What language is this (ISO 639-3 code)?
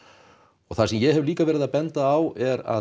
isl